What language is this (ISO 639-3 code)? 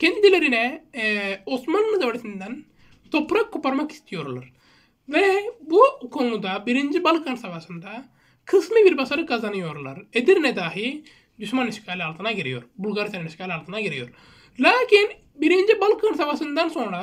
tur